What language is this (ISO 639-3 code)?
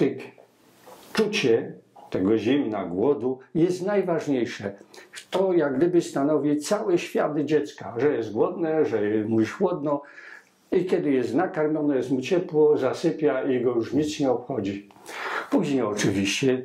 pol